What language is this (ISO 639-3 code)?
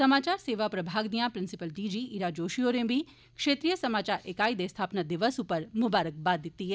doi